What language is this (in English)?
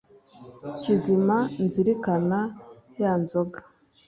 Kinyarwanda